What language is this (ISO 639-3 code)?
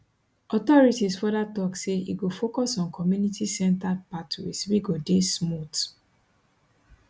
pcm